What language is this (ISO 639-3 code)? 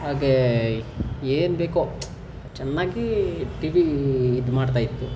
kan